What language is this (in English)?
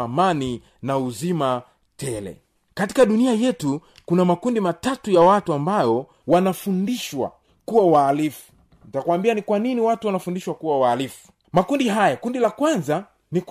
Swahili